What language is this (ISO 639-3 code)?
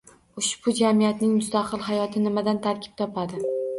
uzb